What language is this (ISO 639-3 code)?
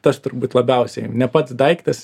lit